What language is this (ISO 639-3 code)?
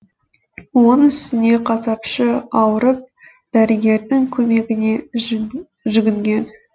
kaz